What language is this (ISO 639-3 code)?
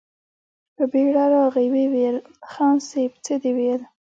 pus